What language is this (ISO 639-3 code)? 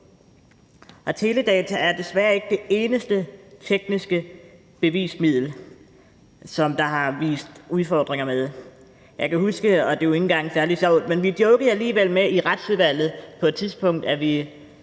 dan